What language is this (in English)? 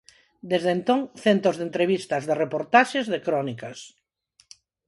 Galician